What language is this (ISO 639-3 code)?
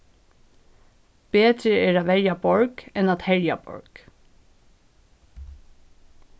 fao